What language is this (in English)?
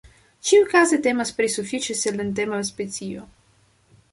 Esperanto